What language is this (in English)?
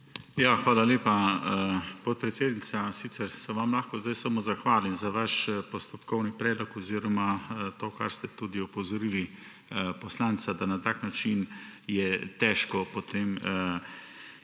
Slovenian